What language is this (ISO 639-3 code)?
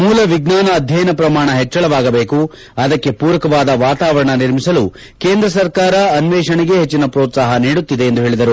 kan